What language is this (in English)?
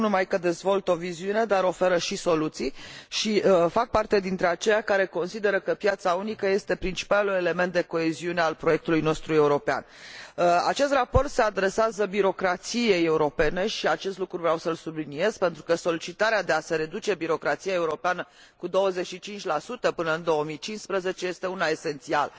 Romanian